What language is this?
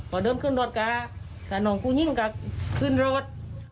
Thai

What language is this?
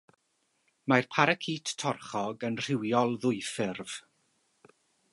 Welsh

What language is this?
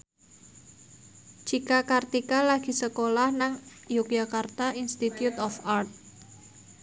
Javanese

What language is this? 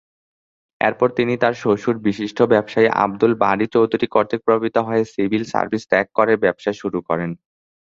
Bangla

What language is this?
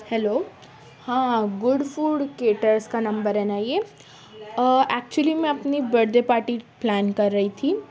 Urdu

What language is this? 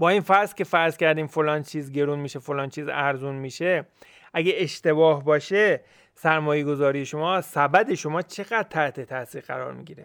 Persian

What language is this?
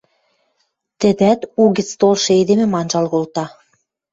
Western Mari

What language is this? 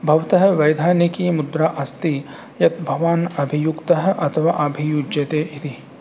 Sanskrit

